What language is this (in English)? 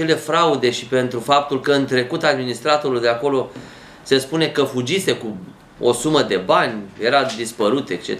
Romanian